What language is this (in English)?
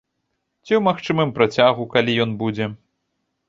Belarusian